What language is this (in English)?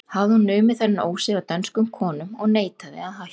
Icelandic